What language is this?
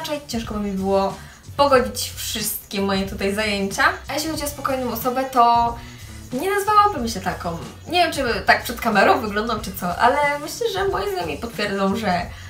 Polish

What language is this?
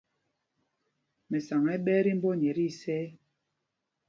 Mpumpong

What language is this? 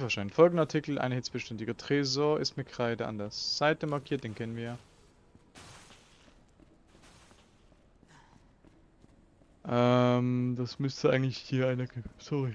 German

